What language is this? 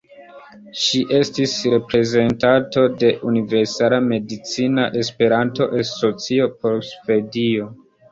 Esperanto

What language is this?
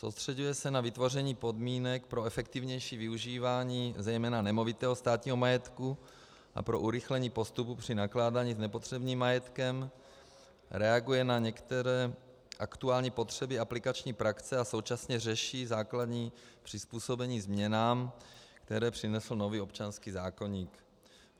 Czech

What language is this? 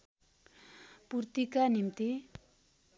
Nepali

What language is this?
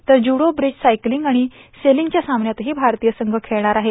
Marathi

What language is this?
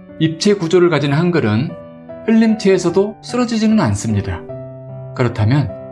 Korean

